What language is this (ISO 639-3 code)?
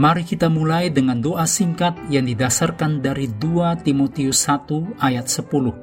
ind